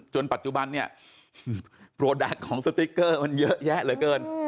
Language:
Thai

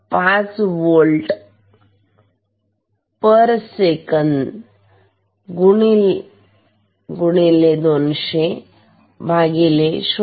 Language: Marathi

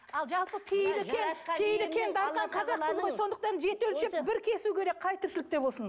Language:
Kazakh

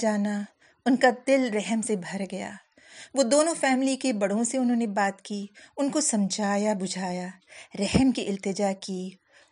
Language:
Urdu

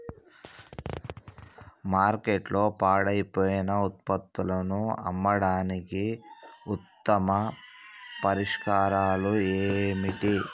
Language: Telugu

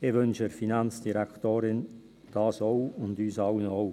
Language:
Swiss German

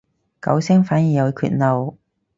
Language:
Cantonese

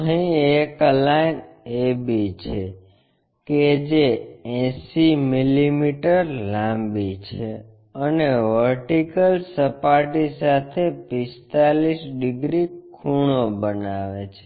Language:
Gujarati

